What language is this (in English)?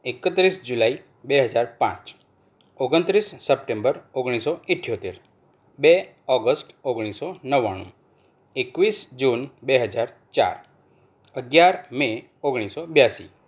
Gujarati